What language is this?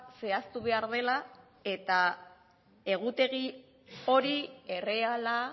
Basque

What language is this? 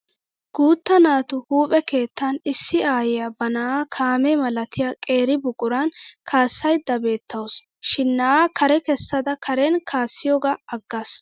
Wolaytta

